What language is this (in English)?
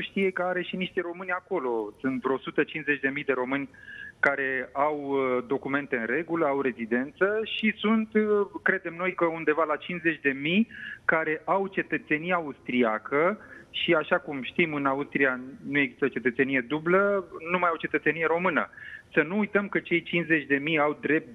Romanian